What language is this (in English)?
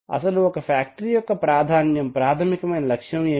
Telugu